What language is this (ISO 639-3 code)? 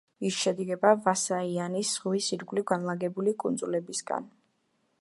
kat